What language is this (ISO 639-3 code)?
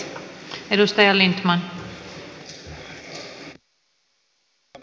fin